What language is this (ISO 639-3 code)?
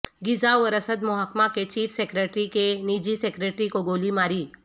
urd